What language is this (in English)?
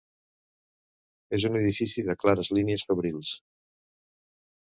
Catalan